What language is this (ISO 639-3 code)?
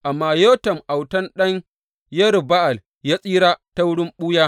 hau